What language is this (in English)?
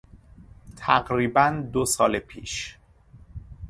Persian